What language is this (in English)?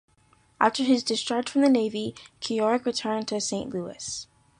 English